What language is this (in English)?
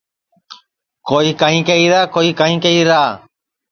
Sansi